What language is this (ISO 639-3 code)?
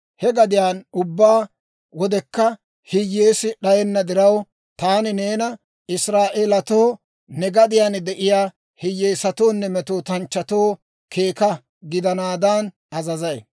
dwr